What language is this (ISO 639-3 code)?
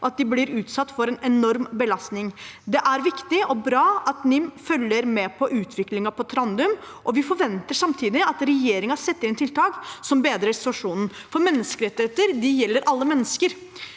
nor